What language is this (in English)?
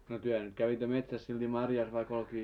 Finnish